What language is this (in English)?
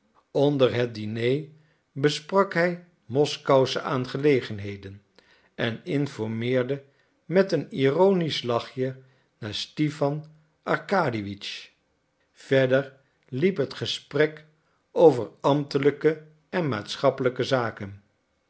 Dutch